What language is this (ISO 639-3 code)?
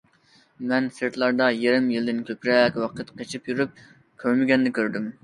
uig